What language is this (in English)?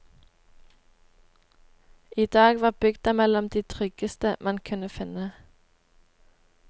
Norwegian